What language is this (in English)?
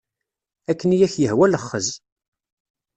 Kabyle